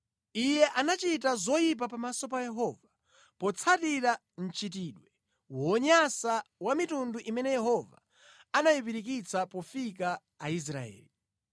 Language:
Nyanja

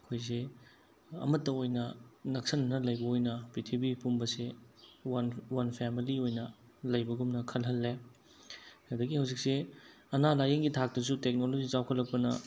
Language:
Manipuri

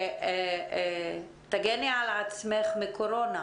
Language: Hebrew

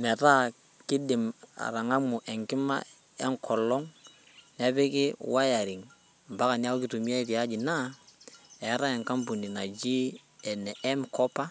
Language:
Masai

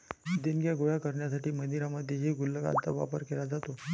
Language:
Marathi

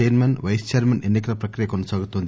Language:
Telugu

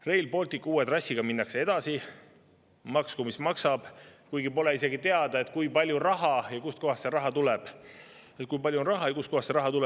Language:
Estonian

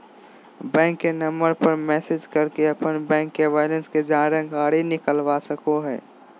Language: Magahi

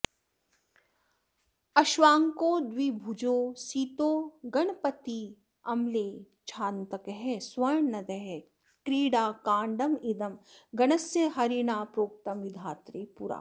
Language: Sanskrit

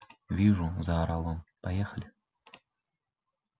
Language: Russian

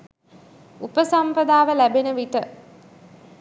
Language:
Sinhala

